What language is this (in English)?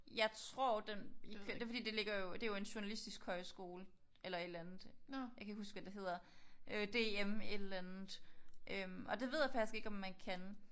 Danish